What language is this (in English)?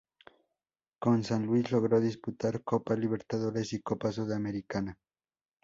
Spanish